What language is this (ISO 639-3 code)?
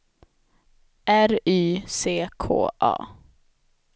swe